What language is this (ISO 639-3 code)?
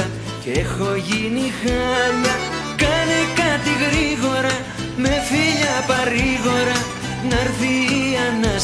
ell